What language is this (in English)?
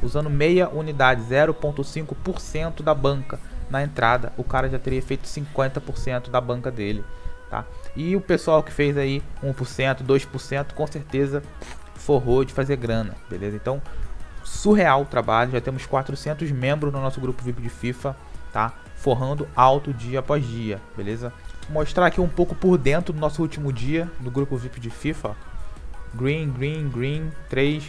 Portuguese